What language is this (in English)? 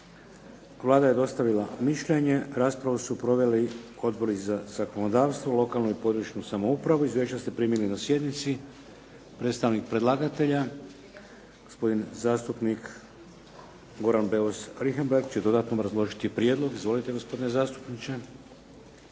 Croatian